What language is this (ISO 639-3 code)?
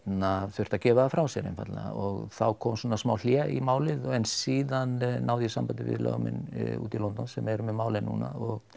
isl